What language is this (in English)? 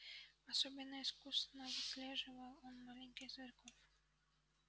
Russian